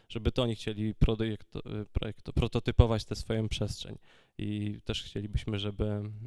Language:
Polish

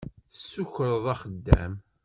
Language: Kabyle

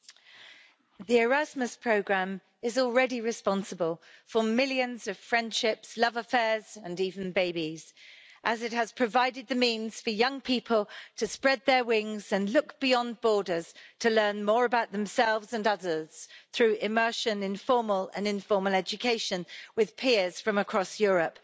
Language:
English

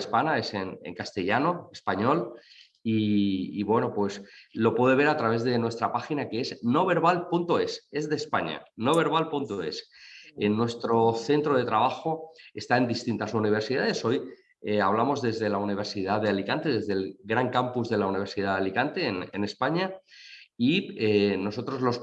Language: Spanish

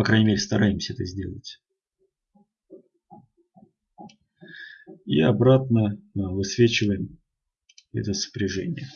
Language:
Russian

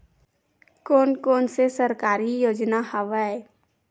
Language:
Chhattisgarhi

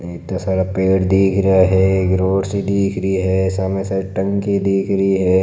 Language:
Marwari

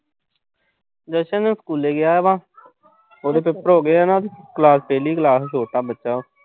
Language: Punjabi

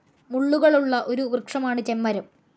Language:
Malayalam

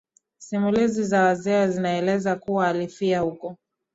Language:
Swahili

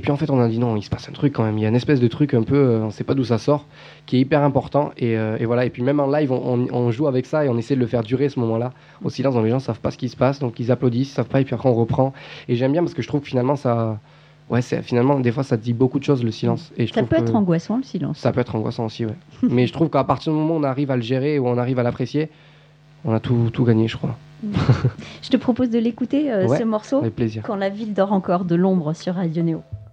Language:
French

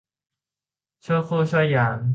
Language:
Thai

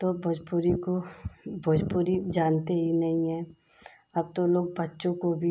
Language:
Hindi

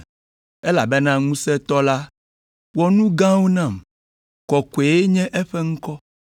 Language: Ewe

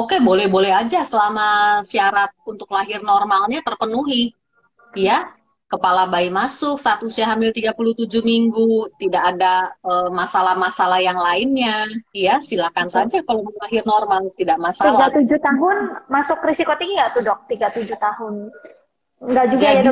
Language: Indonesian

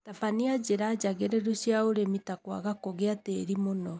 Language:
Kikuyu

